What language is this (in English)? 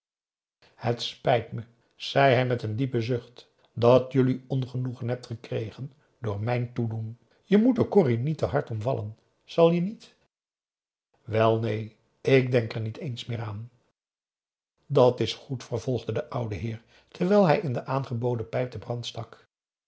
Dutch